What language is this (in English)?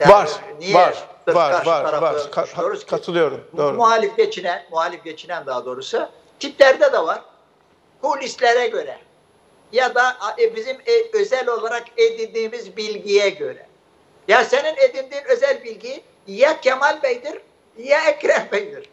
Turkish